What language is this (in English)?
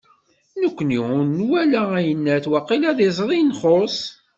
Kabyle